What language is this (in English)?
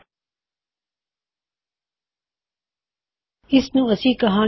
Punjabi